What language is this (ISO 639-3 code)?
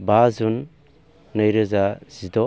brx